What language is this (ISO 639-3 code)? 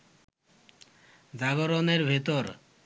ben